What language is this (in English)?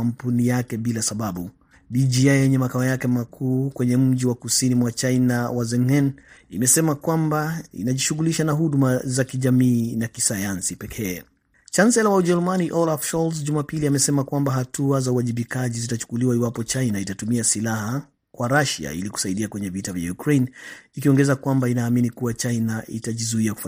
Swahili